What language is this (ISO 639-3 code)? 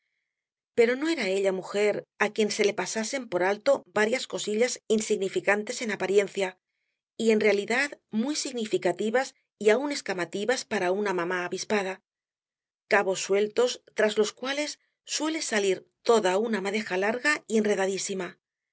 spa